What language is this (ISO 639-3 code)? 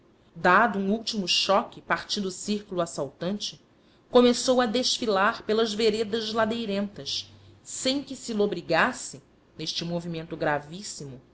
por